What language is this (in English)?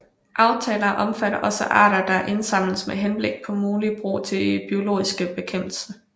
Danish